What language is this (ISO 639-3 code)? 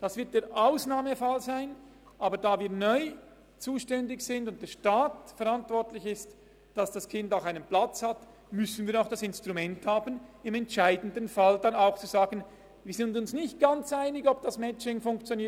gsw